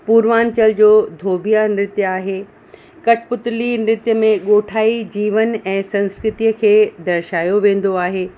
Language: Sindhi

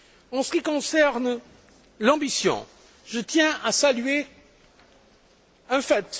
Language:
French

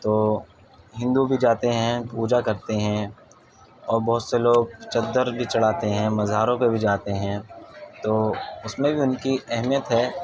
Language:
Urdu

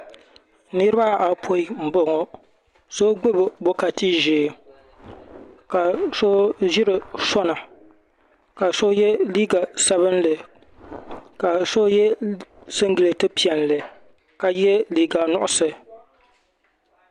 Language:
Dagbani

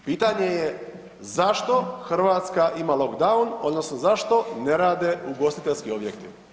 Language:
Croatian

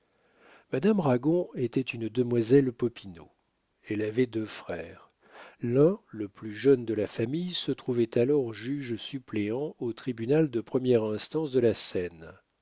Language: French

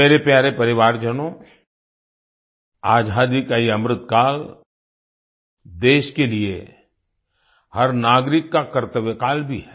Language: Hindi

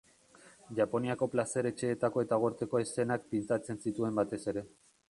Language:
Basque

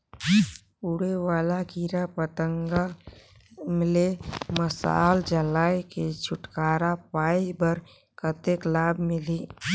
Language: Chhattisgarhi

